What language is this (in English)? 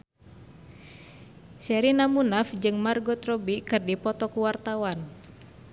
Sundanese